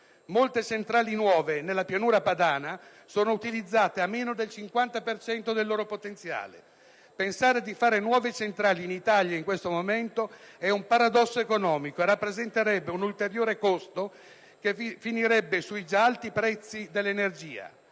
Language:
Italian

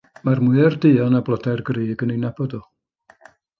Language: Welsh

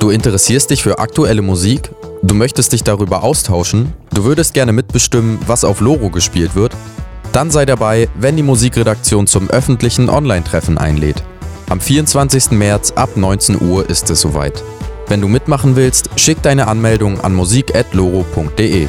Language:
German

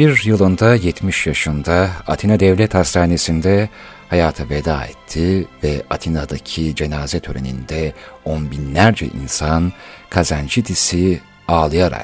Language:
Turkish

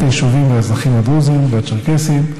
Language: Hebrew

